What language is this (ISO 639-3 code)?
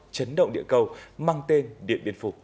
vie